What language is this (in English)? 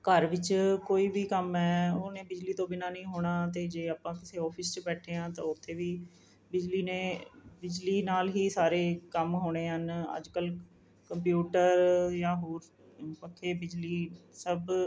Punjabi